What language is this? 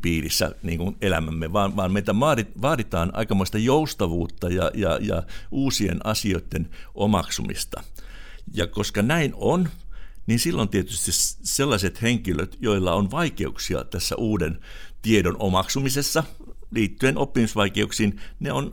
Finnish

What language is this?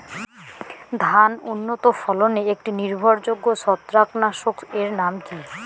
Bangla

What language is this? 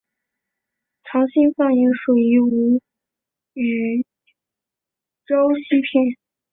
Chinese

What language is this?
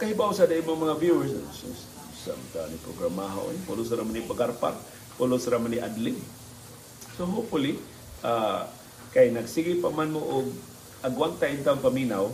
Filipino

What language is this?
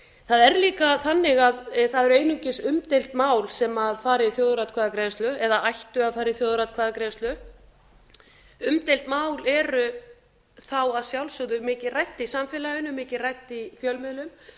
Icelandic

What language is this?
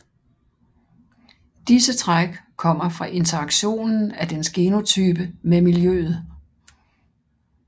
Danish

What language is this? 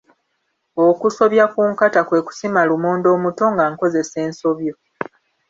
Ganda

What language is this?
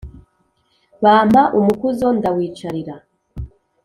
Kinyarwanda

